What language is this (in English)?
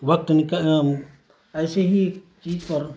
Urdu